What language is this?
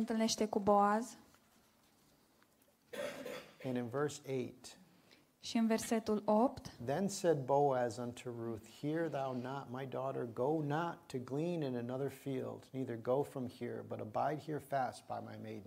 Romanian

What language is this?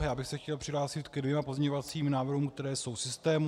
Czech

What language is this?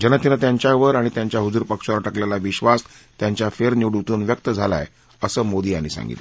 Marathi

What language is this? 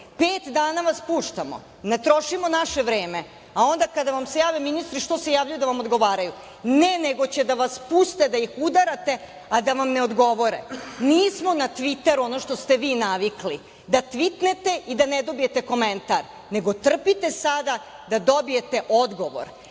Serbian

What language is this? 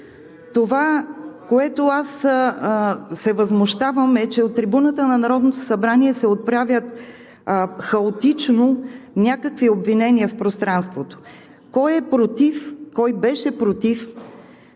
Bulgarian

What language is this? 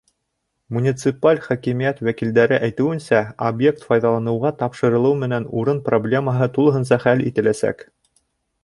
Bashkir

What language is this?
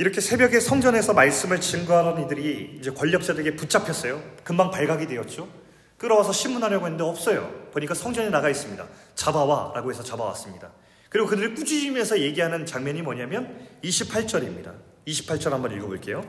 Korean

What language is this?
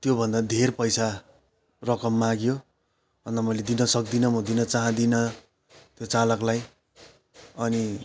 Nepali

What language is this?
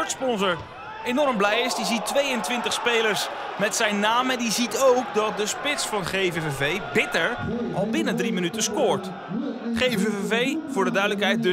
Dutch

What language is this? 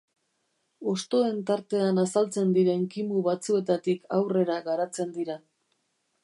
Basque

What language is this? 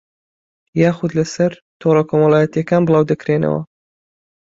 Central Kurdish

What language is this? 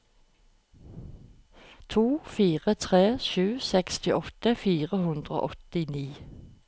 Norwegian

